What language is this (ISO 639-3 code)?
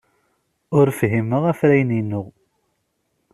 kab